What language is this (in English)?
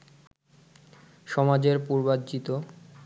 Bangla